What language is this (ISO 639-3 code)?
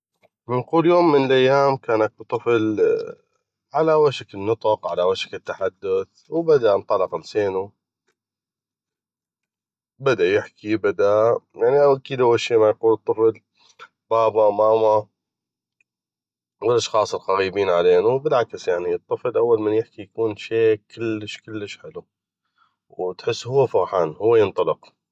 ayp